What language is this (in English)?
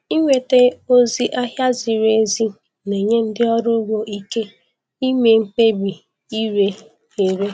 Igbo